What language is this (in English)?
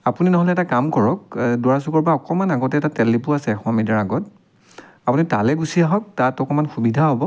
Assamese